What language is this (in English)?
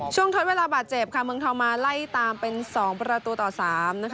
Thai